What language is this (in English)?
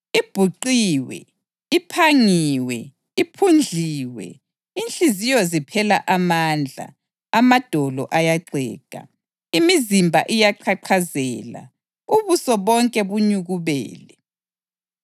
North Ndebele